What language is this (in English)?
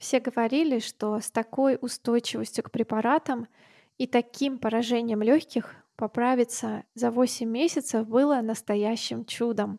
Russian